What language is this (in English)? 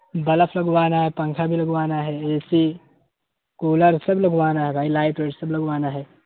Urdu